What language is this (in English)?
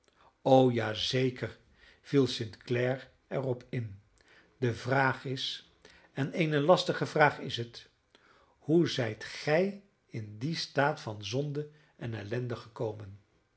Dutch